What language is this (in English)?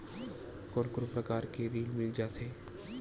Chhattisgarhi